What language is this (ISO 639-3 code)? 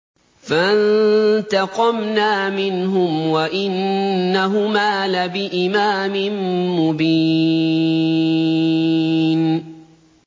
ara